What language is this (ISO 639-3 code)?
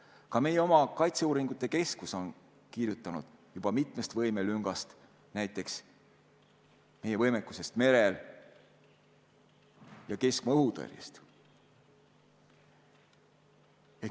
est